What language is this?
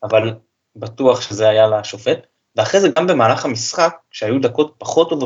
Hebrew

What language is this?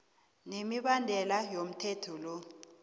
South Ndebele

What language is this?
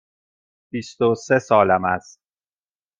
Persian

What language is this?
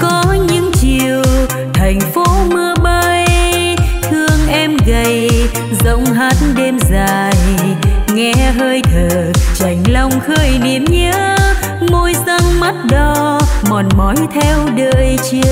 Vietnamese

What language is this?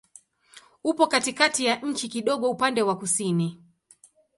Swahili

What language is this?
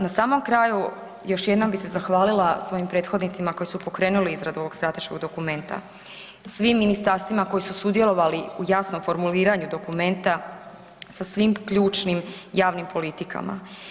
Croatian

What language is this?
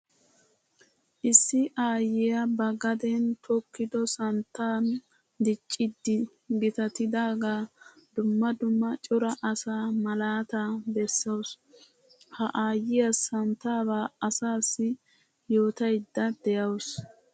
Wolaytta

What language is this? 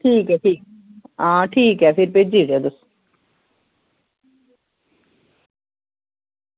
Dogri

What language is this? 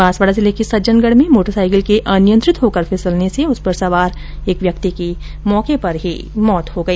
Hindi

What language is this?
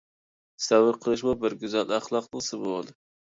Uyghur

